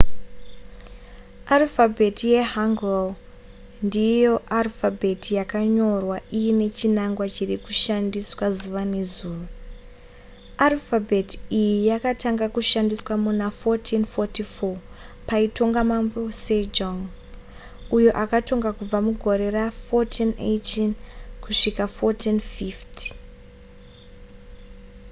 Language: Shona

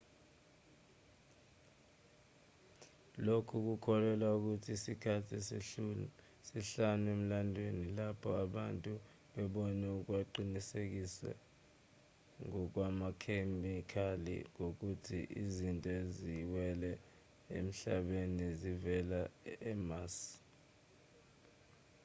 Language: Zulu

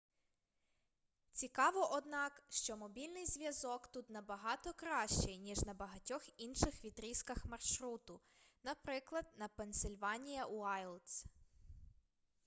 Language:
Ukrainian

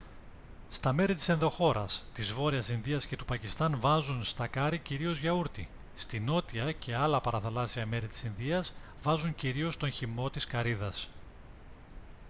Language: Greek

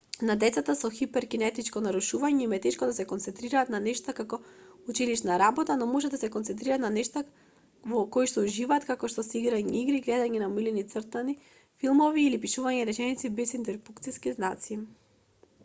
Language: Macedonian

